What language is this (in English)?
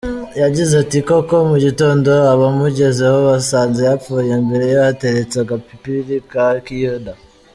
Kinyarwanda